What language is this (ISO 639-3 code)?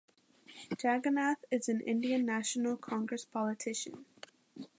eng